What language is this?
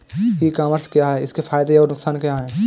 Hindi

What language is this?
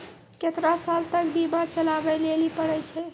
Maithili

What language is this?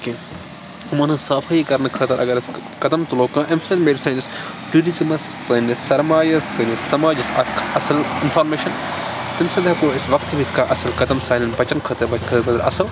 Kashmiri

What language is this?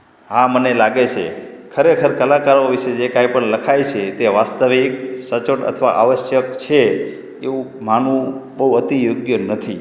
Gujarati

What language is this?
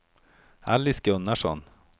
Swedish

